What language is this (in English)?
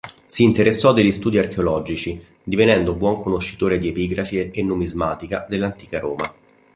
Italian